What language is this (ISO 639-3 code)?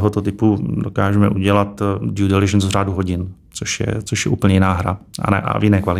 ces